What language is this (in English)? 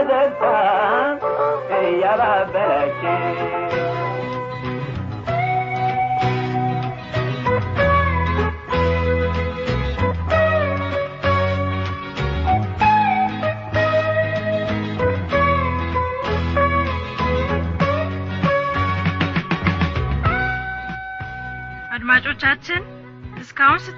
Amharic